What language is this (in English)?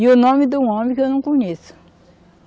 Portuguese